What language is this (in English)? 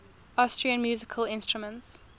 English